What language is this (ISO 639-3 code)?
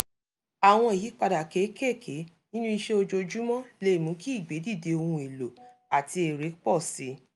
yor